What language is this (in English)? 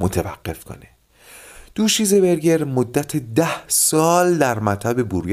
Persian